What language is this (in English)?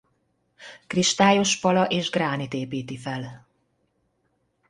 Hungarian